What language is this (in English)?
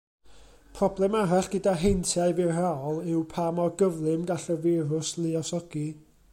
Welsh